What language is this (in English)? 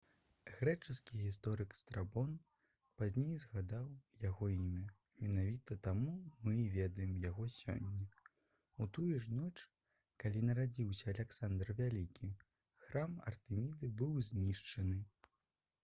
Belarusian